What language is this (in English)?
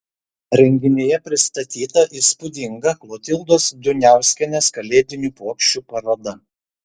Lithuanian